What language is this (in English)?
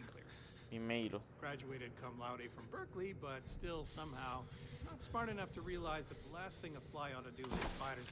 Romanian